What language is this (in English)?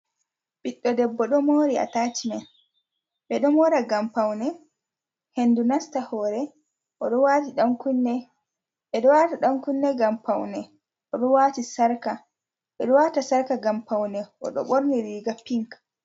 Fula